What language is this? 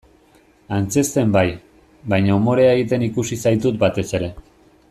Basque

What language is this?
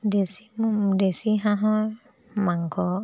Assamese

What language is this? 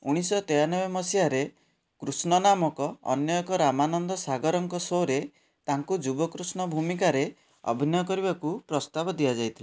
Odia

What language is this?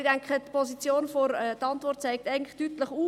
Swiss German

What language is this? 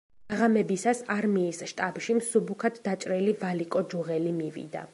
Georgian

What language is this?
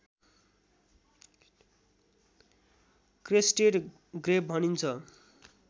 Nepali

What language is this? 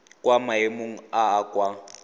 Tswana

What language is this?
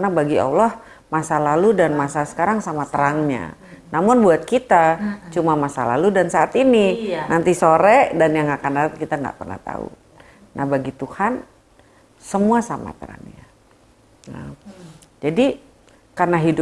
Indonesian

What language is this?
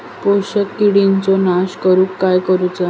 Marathi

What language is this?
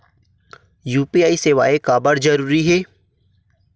Chhattisgarhi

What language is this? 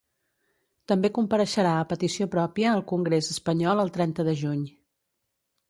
Catalan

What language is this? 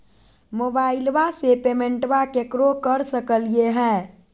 Magahi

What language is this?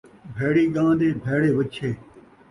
Saraiki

